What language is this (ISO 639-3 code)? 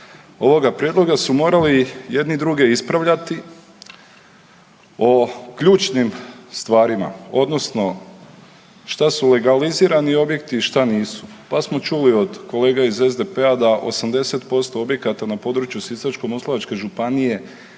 hrv